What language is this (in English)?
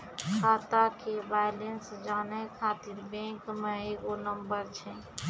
Maithili